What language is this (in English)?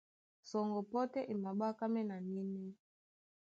Duala